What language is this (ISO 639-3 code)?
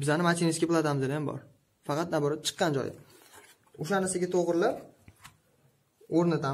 tur